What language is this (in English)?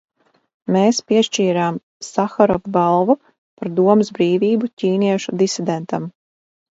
Latvian